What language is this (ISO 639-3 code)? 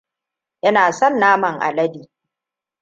hau